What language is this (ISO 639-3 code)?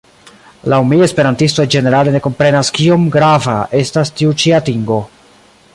epo